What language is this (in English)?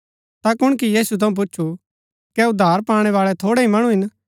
Gaddi